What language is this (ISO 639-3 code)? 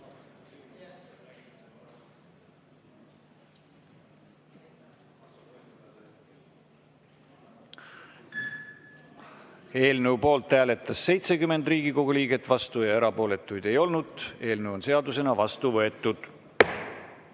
est